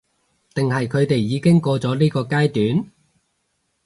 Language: Cantonese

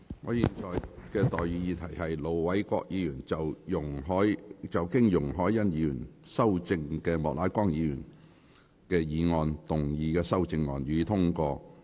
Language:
Cantonese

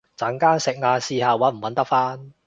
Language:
Cantonese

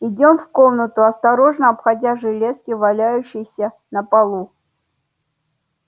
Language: Russian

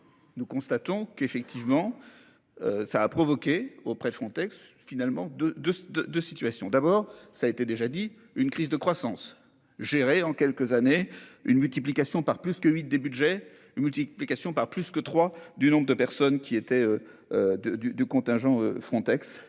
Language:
French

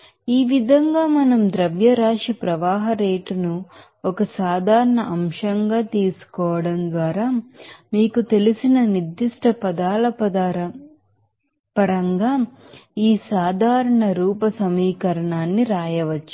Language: Telugu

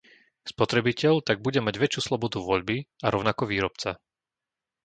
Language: Slovak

